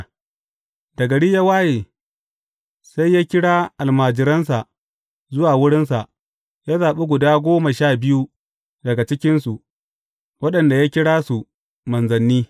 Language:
Hausa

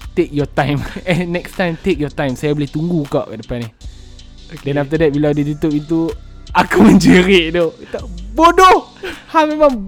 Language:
Malay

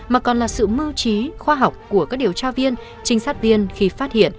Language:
Vietnamese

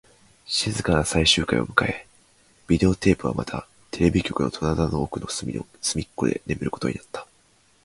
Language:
Japanese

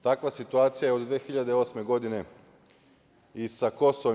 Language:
Serbian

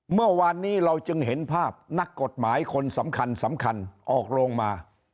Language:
Thai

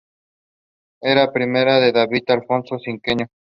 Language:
Spanish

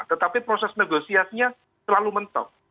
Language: Indonesian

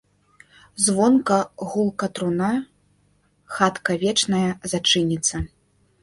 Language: Belarusian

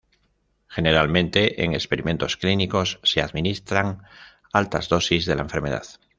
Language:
Spanish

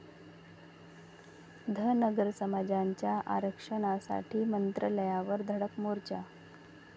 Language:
Marathi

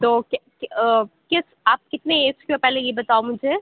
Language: Urdu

